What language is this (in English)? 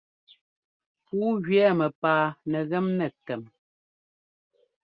Ngomba